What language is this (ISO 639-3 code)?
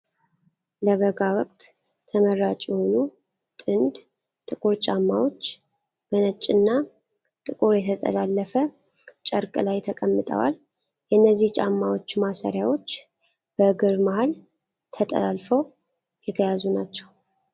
amh